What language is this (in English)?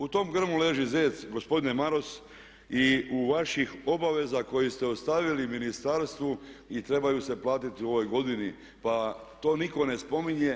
Croatian